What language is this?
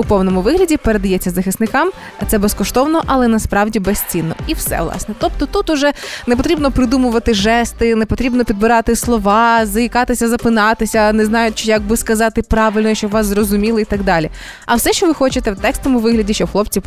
Ukrainian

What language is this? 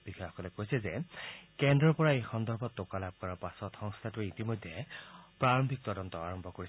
Assamese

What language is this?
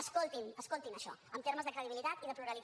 Catalan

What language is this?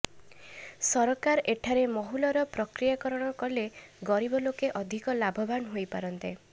Odia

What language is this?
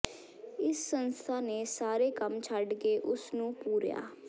Punjabi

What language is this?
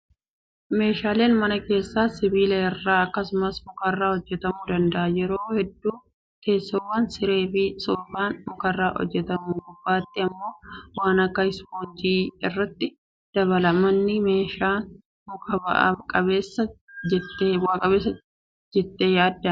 Oromo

